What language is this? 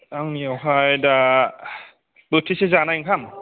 Bodo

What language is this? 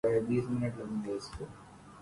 Urdu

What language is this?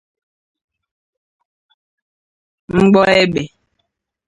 Igbo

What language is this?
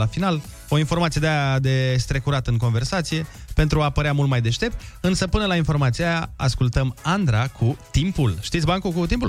Romanian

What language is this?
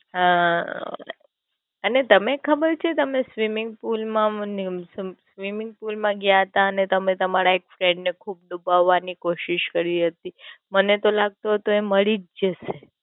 Gujarati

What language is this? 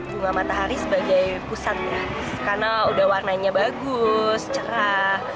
Indonesian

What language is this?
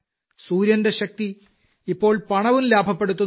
Malayalam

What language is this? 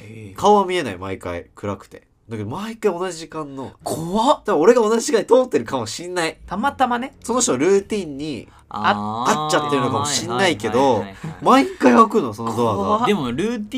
Japanese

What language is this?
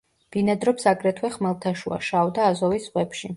Georgian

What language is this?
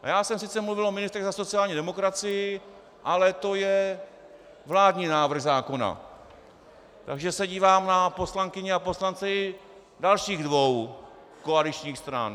Czech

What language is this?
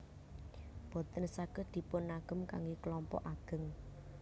Javanese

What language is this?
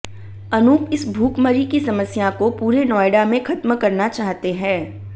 Hindi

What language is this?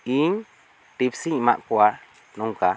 Santali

